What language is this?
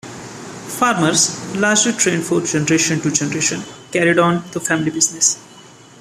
English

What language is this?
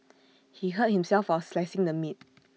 English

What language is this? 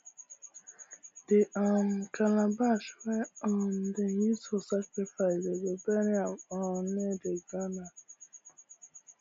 Nigerian Pidgin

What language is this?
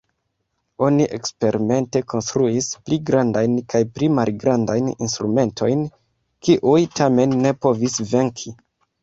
Esperanto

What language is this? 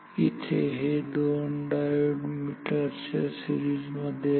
Marathi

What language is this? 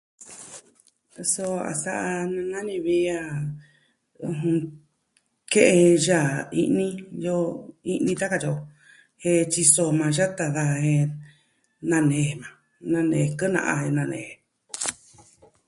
Southwestern Tlaxiaco Mixtec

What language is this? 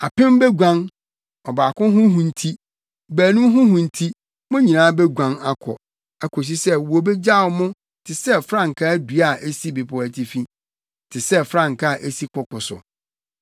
Akan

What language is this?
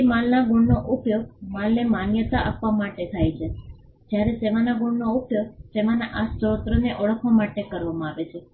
Gujarati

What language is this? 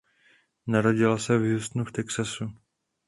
Czech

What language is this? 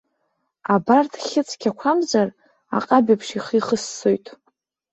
Abkhazian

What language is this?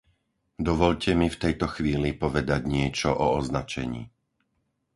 Slovak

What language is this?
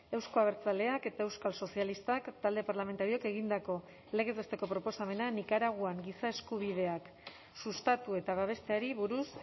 Basque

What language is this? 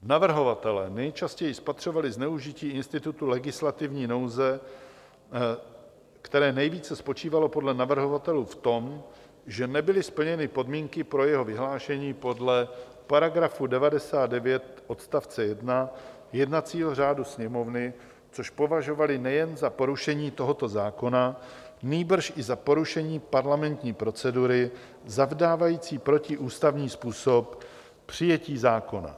Czech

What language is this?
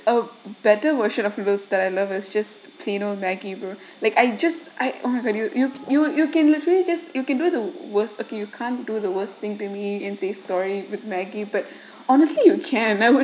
English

